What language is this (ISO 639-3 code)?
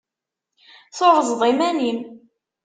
kab